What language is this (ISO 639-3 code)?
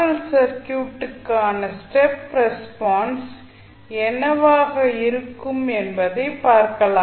tam